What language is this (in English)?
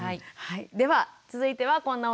Japanese